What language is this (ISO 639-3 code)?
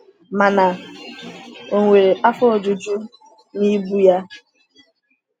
ibo